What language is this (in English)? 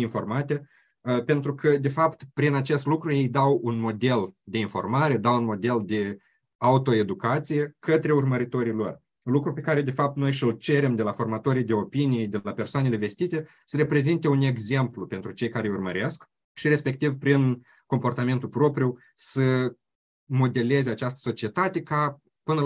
Romanian